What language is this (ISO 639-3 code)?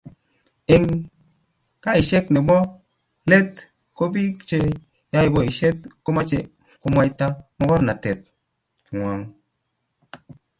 kln